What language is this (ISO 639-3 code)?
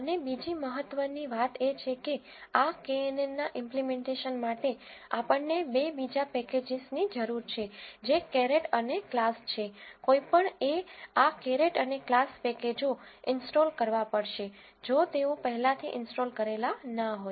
guj